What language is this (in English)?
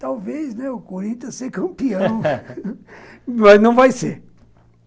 Portuguese